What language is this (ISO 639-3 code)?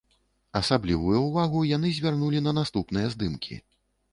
bel